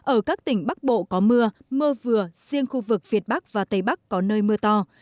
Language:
Vietnamese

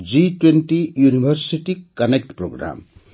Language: Odia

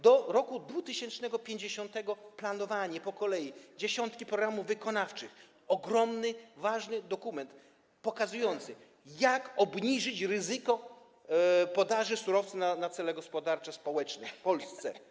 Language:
Polish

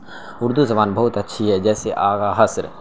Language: Urdu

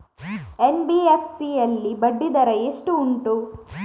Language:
Kannada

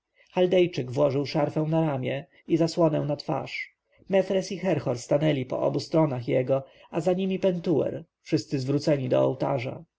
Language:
Polish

